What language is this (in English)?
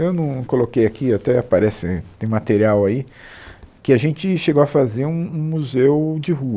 Portuguese